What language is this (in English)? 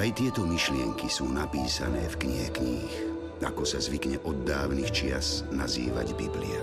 Slovak